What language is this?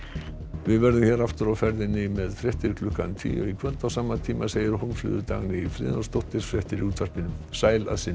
Icelandic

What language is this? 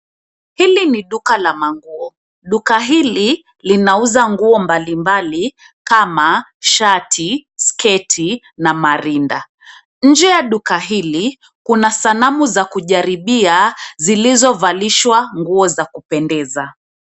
Swahili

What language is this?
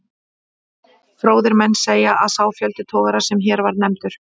Icelandic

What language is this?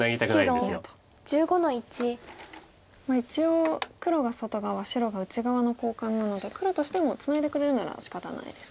Japanese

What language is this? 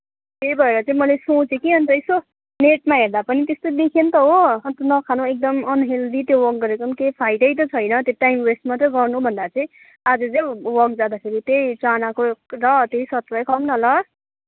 Nepali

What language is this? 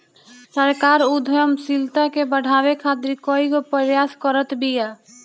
Bhojpuri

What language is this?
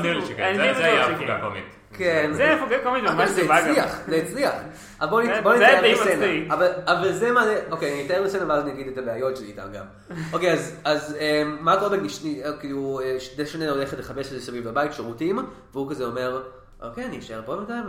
Hebrew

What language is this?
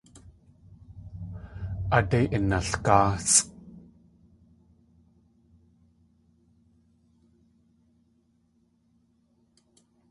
Tlingit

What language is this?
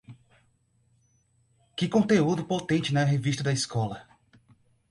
Portuguese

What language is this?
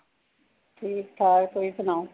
Punjabi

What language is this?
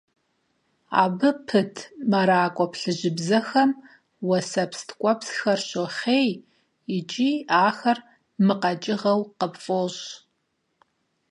Kabardian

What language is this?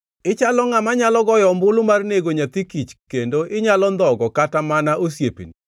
Luo (Kenya and Tanzania)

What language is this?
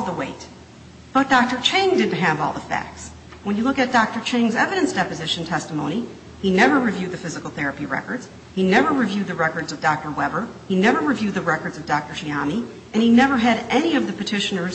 English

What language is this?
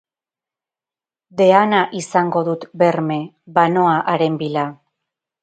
Basque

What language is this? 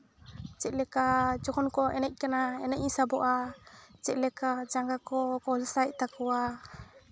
Santali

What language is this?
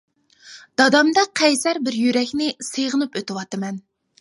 Uyghur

